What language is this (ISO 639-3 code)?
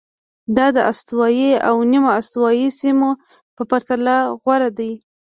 pus